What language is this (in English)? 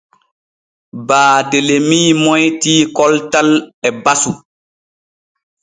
Borgu Fulfulde